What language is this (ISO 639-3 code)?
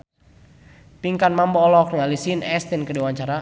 sun